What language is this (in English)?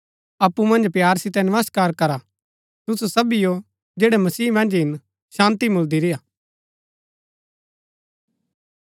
Gaddi